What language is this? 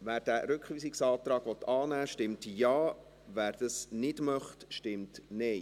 Swiss German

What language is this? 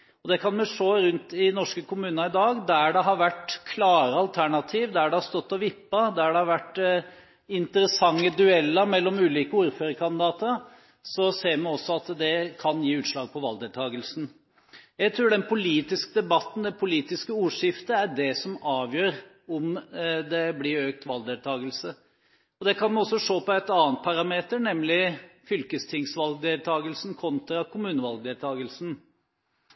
Norwegian Bokmål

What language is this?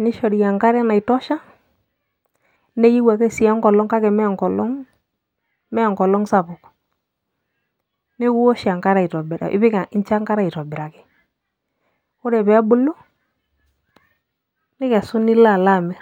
Masai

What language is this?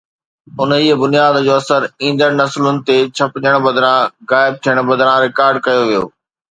Sindhi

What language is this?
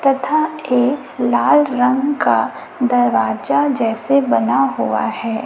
Hindi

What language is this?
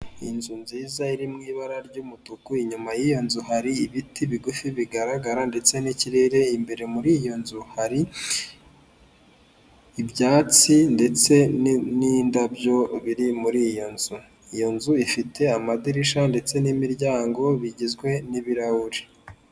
Kinyarwanda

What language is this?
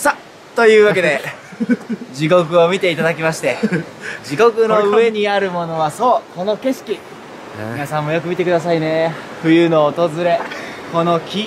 Japanese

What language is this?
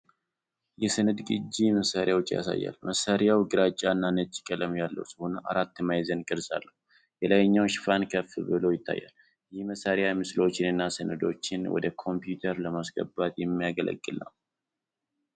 Amharic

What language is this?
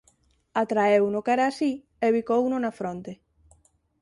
Galician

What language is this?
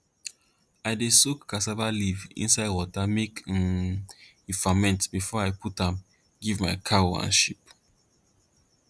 Nigerian Pidgin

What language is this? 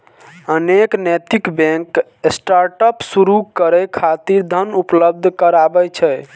Maithili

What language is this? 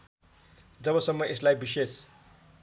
Nepali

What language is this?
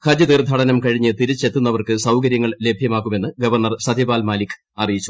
Malayalam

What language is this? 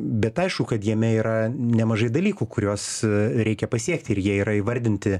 Lithuanian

